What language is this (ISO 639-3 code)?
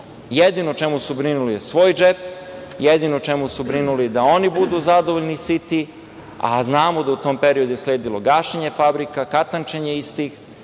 srp